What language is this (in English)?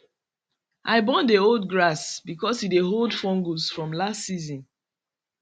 Nigerian Pidgin